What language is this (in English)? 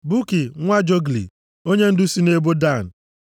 Igbo